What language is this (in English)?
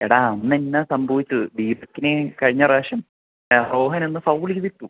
Malayalam